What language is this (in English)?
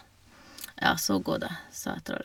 Norwegian